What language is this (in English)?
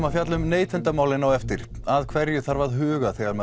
Icelandic